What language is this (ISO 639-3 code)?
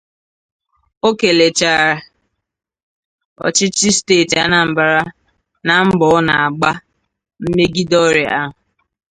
ibo